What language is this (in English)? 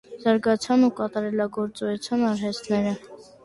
Armenian